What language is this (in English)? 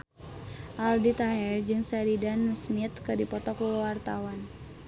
Sundanese